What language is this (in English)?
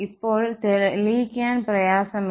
Malayalam